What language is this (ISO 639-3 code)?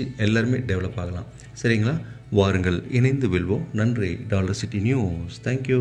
kor